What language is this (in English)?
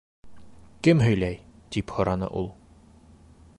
Bashkir